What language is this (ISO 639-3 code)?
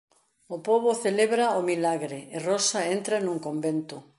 glg